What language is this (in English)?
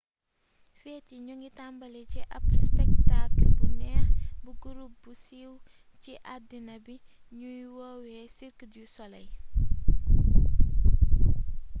Wolof